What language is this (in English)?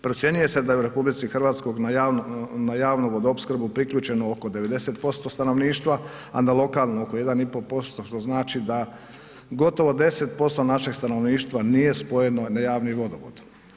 Croatian